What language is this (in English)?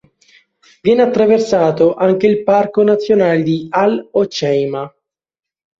Italian